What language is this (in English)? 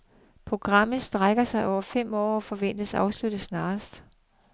Danish